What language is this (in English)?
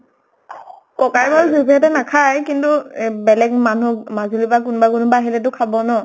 Assamese